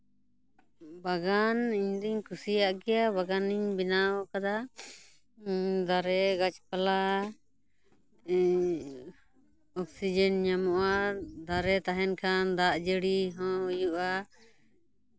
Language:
Santali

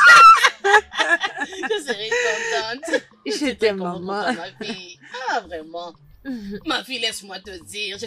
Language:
French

